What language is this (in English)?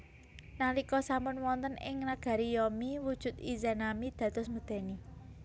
Javanese